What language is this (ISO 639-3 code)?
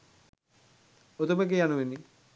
sin